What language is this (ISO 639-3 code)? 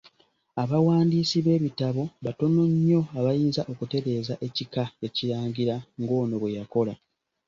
lug